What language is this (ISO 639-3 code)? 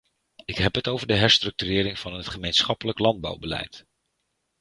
nld